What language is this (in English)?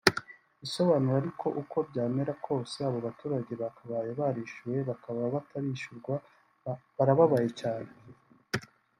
Kinyarwanda